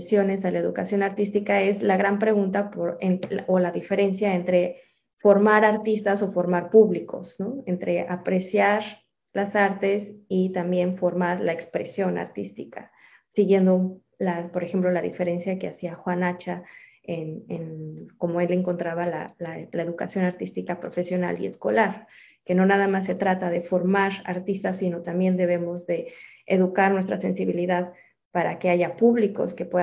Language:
Spanish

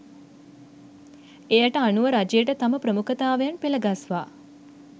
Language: Sinhala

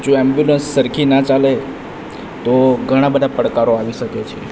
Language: Gujarati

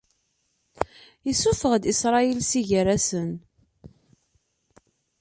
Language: Kabyle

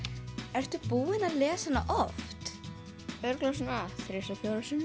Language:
Icelandic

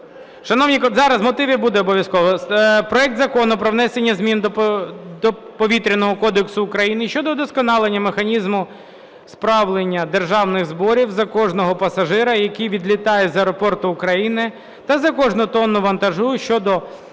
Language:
Ukrainian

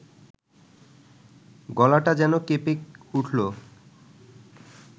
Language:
Bangla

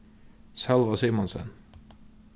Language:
Faroese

